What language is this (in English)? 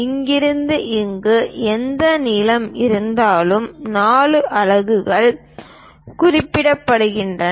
Tamil